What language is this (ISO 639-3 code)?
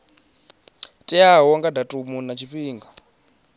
ven